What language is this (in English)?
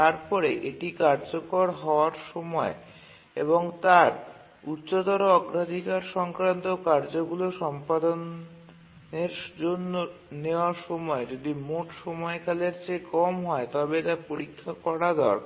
Bangla